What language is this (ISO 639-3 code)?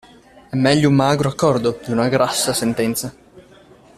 ita